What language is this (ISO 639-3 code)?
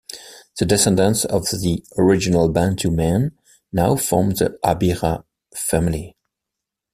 eng